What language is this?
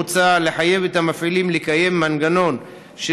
Hebrew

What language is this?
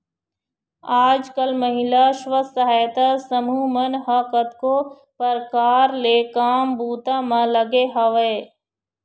Chhattisgarhi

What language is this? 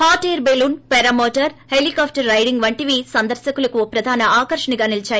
Telugu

